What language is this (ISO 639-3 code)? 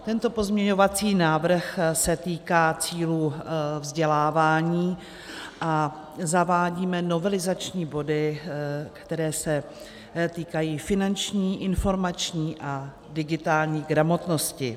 ces